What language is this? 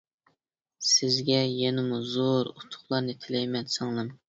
Uyghur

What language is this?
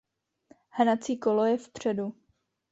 Czech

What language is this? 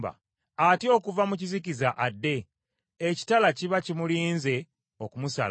Ganda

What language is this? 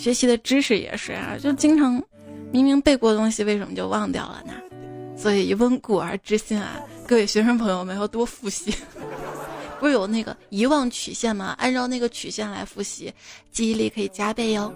Chinese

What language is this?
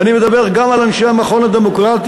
Hebrew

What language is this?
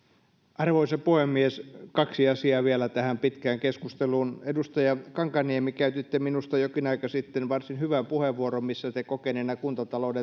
Finnish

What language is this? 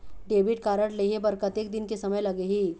Chhattisgarhi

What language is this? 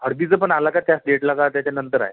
Marathi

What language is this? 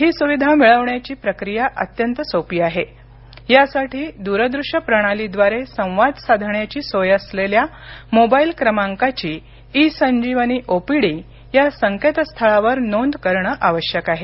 Marathi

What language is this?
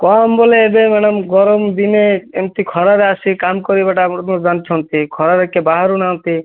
Odia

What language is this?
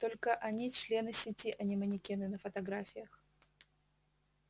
Russian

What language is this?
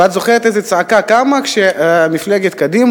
Hebrew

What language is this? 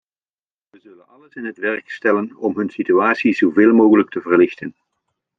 Dutch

